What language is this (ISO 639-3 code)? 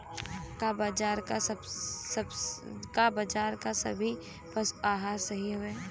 bho